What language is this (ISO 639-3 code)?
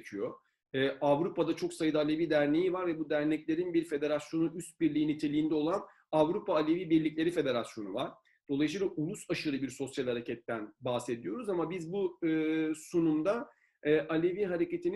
tur